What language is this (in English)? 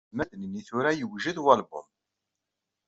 Kabyle